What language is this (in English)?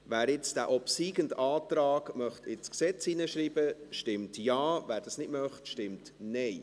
Swiss German